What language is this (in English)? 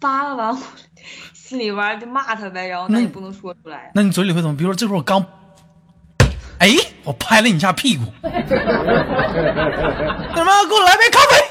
Chinese